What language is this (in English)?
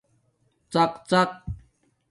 Domaaki